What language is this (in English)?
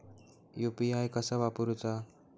Marathi